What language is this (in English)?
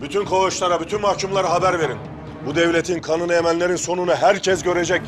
Turkish